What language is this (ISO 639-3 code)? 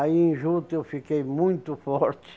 por